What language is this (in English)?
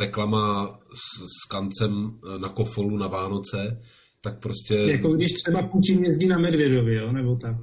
Czech